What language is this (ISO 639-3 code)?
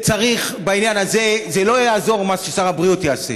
heb